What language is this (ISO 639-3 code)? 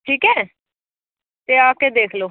pan